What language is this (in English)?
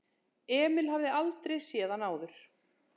Icelandic